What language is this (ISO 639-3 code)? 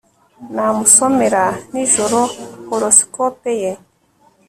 kin